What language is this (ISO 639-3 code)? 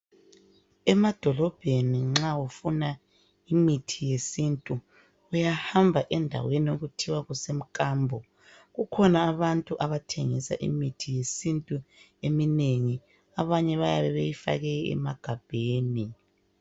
nde